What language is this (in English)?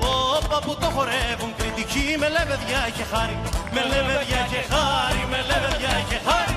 Greek